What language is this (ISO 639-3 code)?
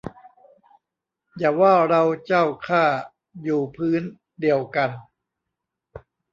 tha